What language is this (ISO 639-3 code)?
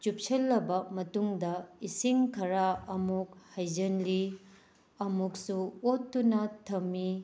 mni